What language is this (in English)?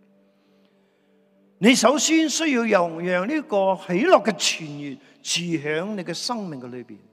Chinese